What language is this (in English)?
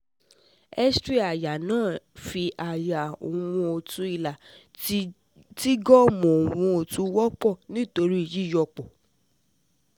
Yoruba